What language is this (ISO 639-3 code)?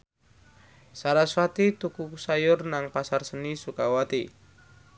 jav